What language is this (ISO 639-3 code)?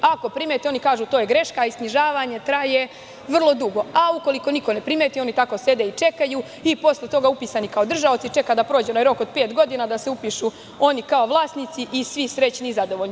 srp